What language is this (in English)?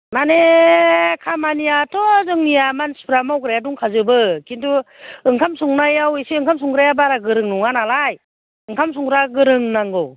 Bodo